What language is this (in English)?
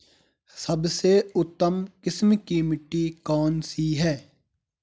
Hindi